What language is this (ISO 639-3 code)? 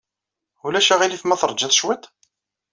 kab